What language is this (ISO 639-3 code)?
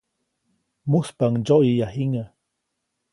zoc